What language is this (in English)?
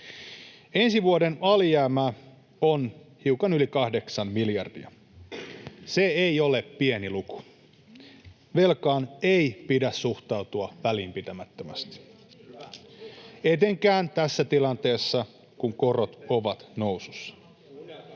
Finnish